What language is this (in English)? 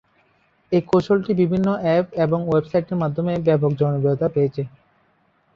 Bangla